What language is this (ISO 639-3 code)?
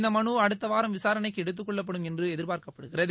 tam